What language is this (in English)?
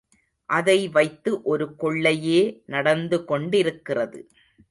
Tamil